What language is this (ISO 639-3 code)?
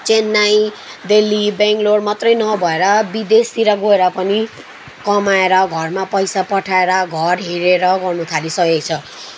nep